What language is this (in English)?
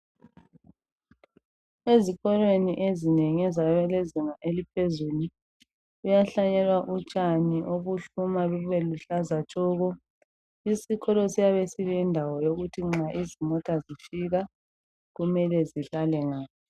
North Ndebele